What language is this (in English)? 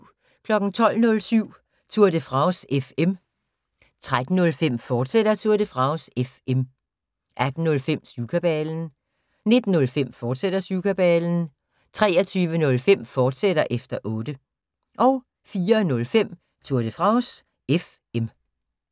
Danish